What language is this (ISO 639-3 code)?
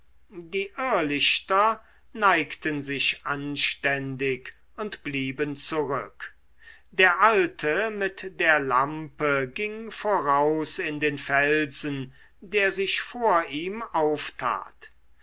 deu